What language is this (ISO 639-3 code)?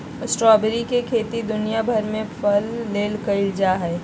mag